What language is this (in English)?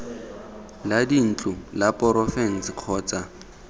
Tswana